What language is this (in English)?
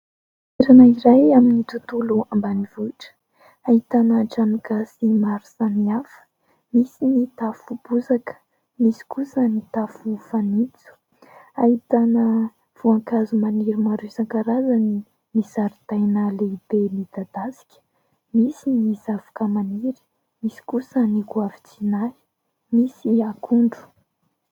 Malagasy